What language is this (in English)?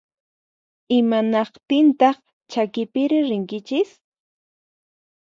Puno Quechua